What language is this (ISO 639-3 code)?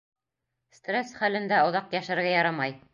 bak